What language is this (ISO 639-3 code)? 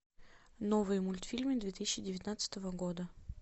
rus